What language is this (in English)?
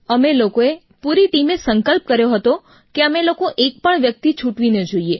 Gujarati